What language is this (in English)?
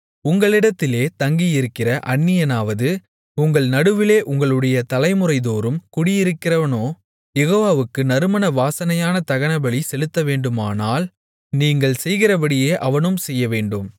Tamil